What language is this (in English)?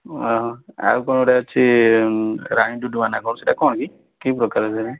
Odia